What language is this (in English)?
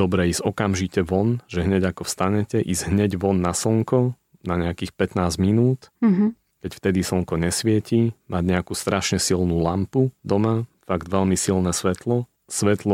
Slovak